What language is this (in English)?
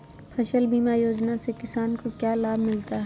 Magahi